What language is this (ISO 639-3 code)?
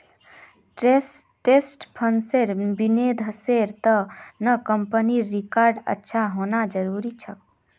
mag